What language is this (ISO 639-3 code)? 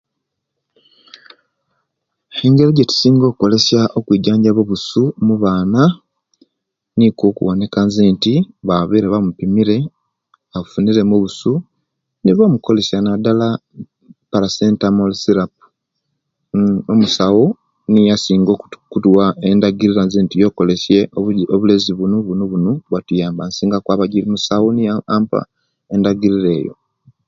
lke